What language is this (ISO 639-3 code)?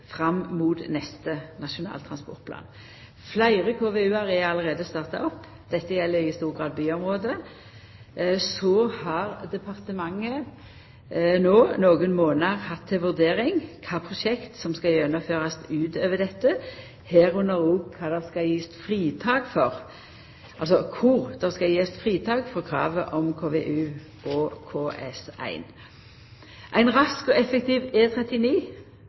nno